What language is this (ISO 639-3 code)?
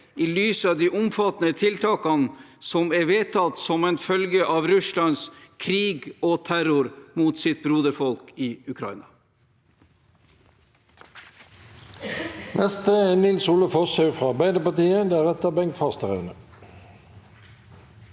nor